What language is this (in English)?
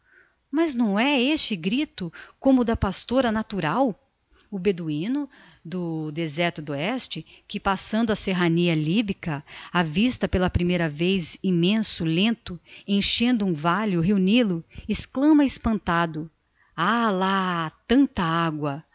Portuguese